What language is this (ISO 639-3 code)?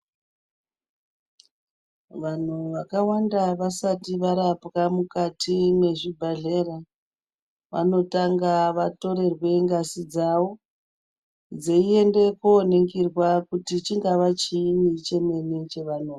ndc